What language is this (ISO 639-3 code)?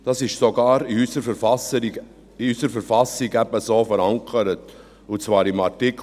gsw